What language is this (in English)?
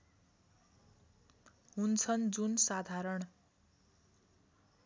Nepali